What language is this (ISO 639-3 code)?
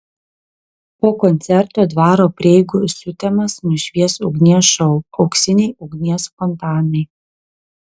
lit